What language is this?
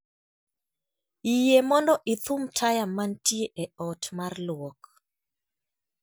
Luo (Kenya and Tanzania)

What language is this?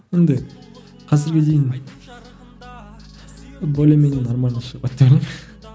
Kazakh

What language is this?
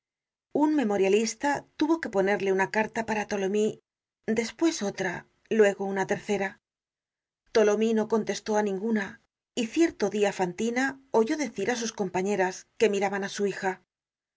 Spanish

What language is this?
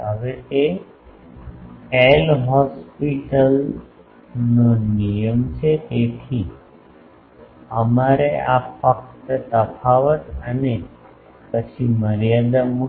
Gujarati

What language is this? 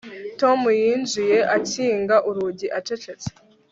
Kinyarwanda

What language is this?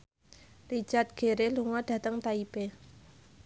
Javanese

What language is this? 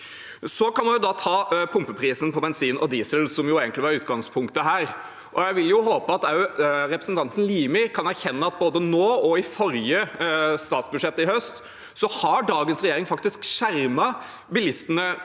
Norwegian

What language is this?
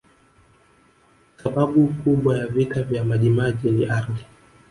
Swahili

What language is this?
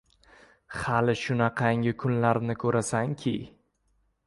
Uzbek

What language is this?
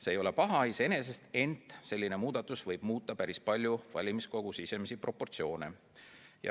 Estonian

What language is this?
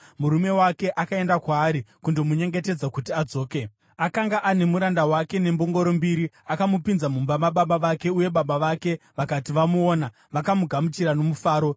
Shona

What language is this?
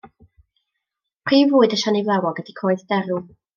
Welsh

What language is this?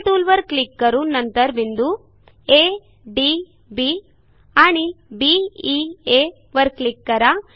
Marathi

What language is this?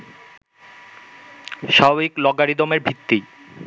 Bangla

